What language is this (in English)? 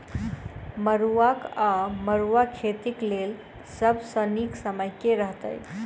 Maithili